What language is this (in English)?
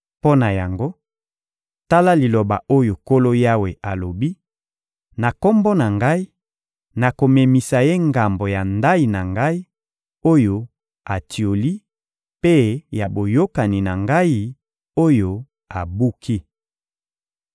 Lingala